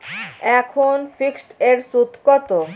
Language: Bangla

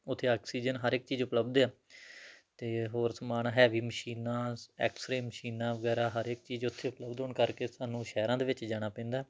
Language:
Punjabi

